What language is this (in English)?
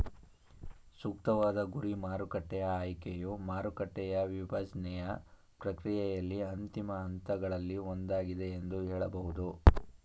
Kannada